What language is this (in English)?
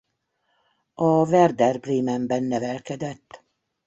Hungarian